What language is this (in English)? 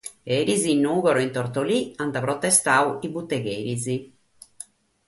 Sardinian